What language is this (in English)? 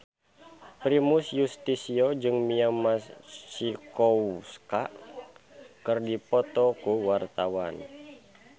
Sundanese